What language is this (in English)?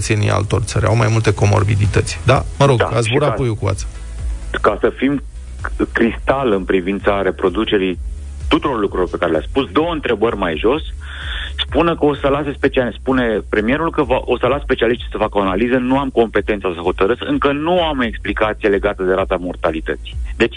Romanian